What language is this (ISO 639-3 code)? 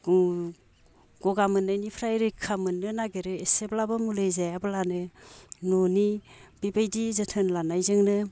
brx